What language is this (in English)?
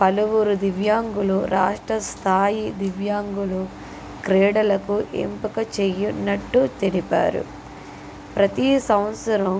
Telugu